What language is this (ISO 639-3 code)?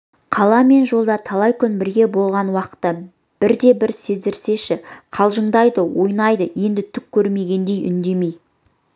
kaz